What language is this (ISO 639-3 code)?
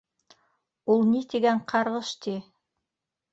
bak